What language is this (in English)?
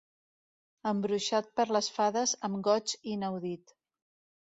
Catalan